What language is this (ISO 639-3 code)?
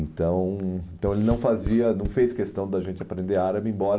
por